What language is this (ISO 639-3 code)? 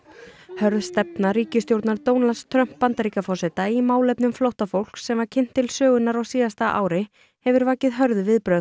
isl